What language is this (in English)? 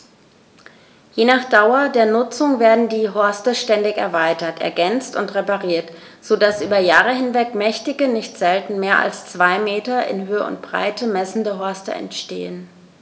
German